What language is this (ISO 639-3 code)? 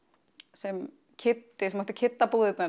isl